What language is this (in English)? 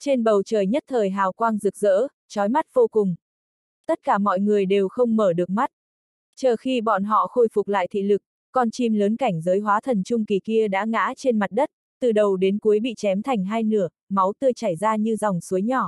Vietnamese